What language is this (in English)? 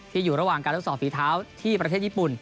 Thai